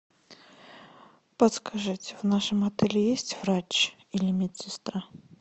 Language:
Russian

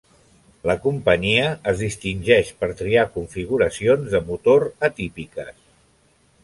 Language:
Catalan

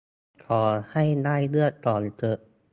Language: Thai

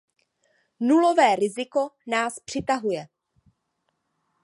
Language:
Czech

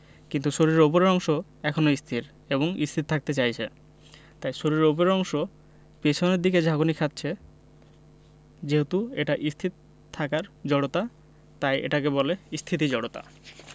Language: Bangla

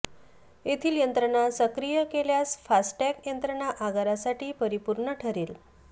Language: Marathi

